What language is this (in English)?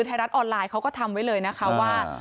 Thai